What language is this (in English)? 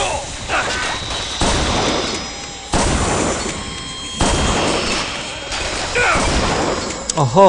Korean